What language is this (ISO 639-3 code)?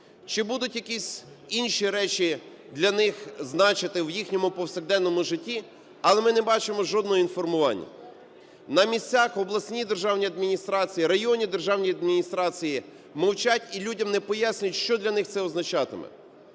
ukr